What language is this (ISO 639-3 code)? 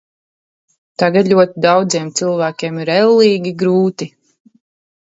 lav